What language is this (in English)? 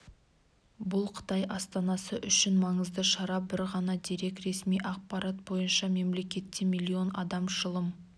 Kazakh